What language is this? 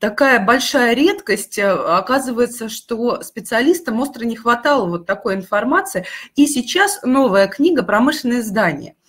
Russian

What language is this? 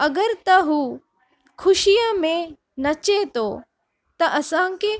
Sindhi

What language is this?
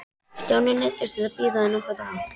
Icelandic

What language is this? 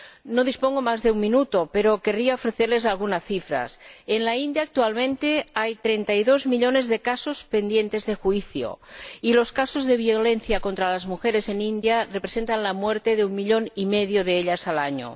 Spanish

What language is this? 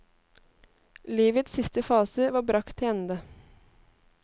Norwegian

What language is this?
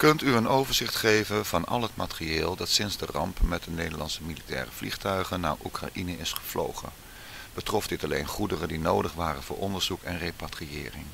Dutch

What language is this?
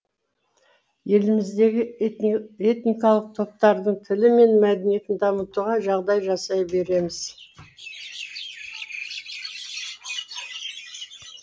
Kazakh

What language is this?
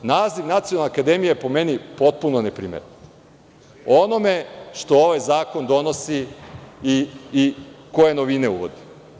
Serbian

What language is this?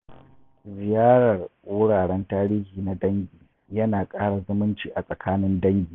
Hausa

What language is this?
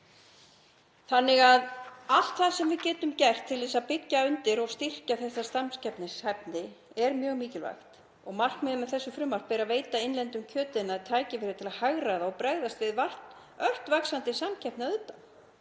Icelandic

